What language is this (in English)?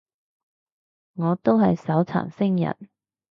Cantonese